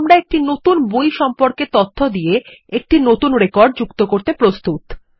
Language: Bangla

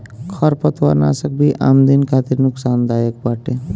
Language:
Bhojpuri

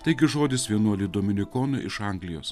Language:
Lithuanian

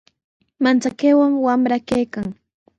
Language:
Sihuas Ancash Quechua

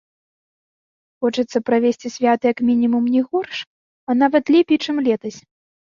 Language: Belarusian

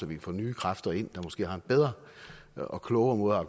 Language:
Danish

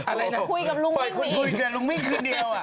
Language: Thai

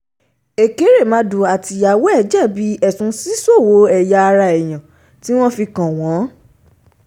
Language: Yoruba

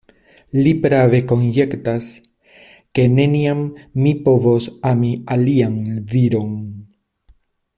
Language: Esperanto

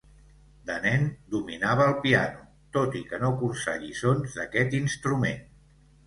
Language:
Catalan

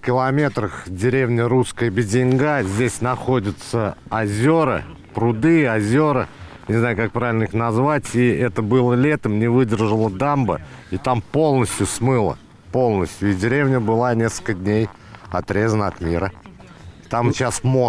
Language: Russian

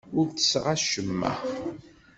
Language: Kabyle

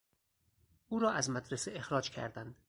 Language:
Persian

